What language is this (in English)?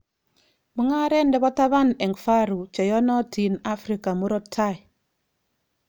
Kalenjin